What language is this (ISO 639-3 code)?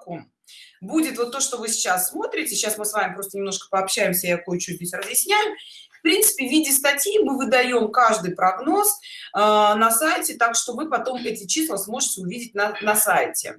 rus